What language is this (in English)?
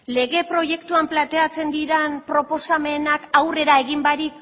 Basque